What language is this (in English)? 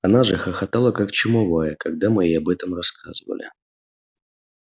Russian